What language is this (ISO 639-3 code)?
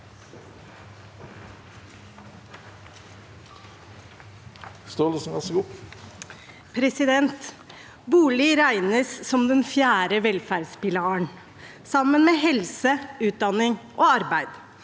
nor